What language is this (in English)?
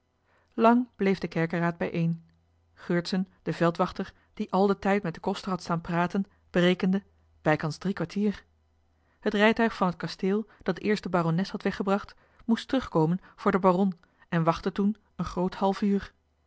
Dutch